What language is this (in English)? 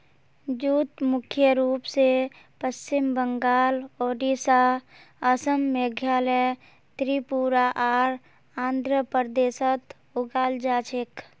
Magahi